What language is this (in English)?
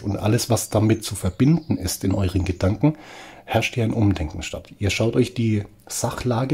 German